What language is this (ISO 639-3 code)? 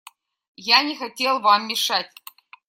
rus